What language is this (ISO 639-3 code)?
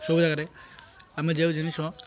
ori